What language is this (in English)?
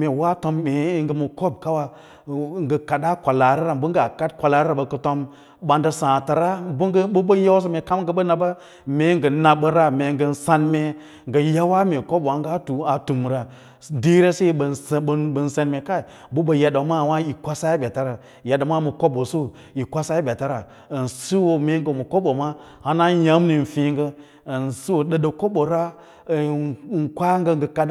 Lala-Roba